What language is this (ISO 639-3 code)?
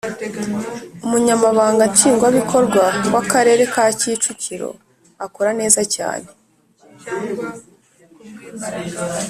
kin